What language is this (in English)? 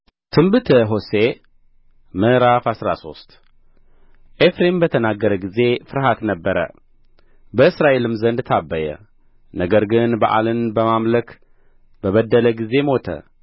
Amharic